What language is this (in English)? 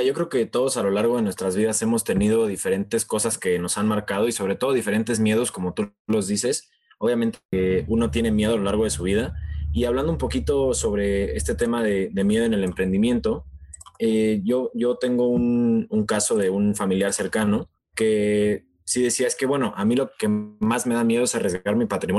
Spanish